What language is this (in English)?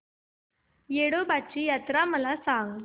Marathi